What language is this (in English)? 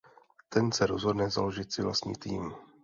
Czech